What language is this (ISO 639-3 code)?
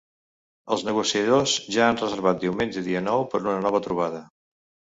cat